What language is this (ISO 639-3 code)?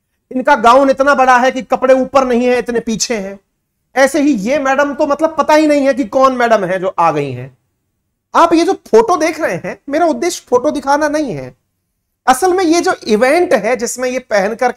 hin